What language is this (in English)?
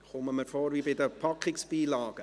Swiss German